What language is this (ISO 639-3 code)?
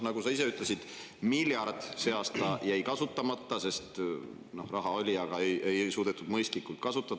est